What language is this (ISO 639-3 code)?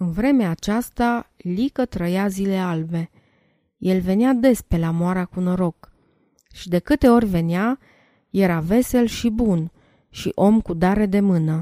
ron